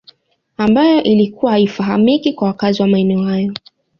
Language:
Swahili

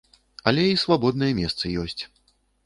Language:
Belarusian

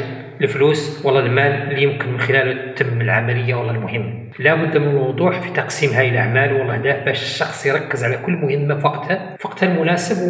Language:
Arabic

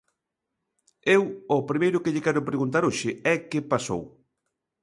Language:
Galician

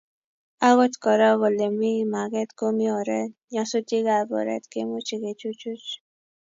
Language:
Kalenjin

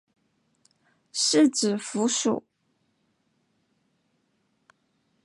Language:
Chinese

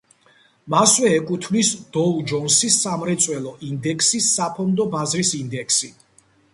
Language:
Georgian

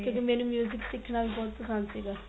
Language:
Punjabi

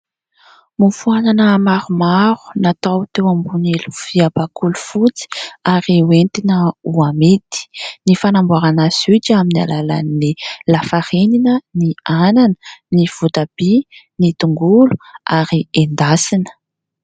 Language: Malagasy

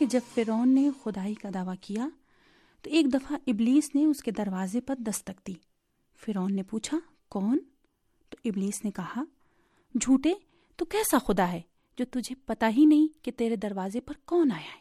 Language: Urdu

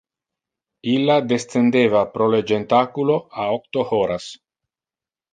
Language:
Interlingua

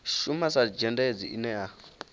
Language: Venda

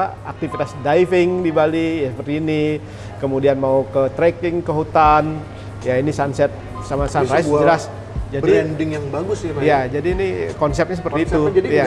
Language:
Indonesian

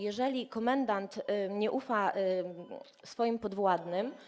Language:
Polish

